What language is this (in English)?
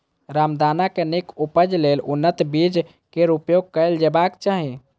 Maithili